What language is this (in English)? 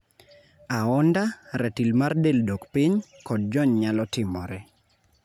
Luo (Kenya and Tanzania)